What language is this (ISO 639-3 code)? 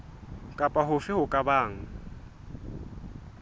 sot